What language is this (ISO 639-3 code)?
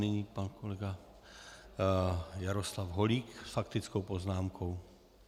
ces